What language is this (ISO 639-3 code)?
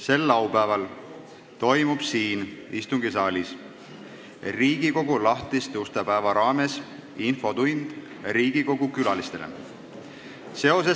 est